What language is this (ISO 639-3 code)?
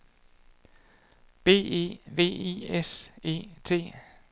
dan